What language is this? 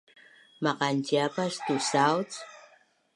Bunun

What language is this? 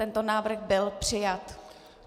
Czech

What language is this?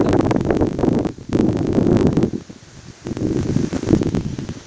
Bhojpuri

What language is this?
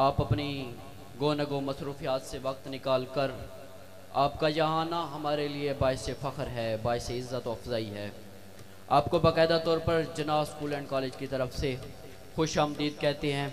Arabic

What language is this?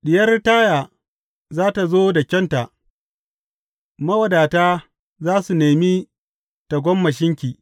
Hausa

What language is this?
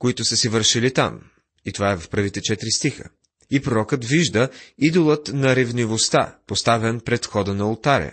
Bulgarian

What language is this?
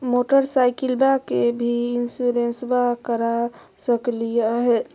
Magahi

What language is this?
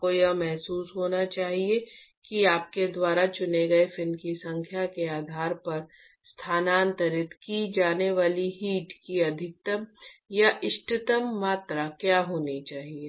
Hindi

